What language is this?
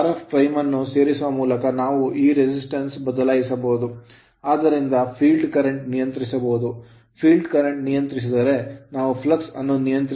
Kannada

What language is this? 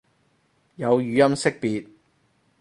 Cantonese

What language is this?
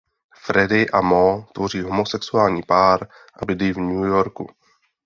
Czech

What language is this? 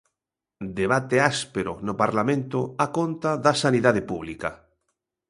Galician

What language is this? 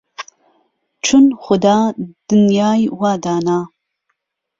Central Kurdish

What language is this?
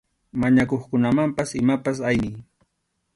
Arequipa-La Unión Quechua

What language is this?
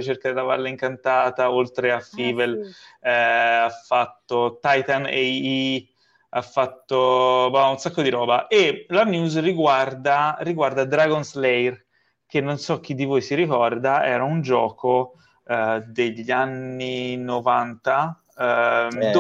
Italian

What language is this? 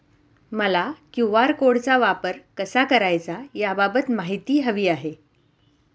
Marathi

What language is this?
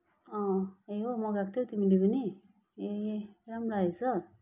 Nepali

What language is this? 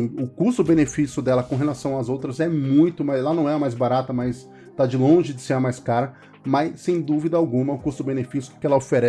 Portuguese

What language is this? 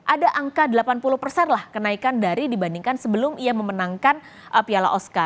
Indonesian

